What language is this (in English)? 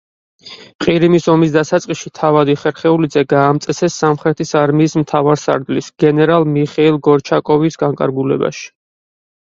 Georgian